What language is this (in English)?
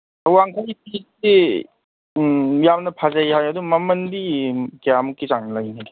Manipuri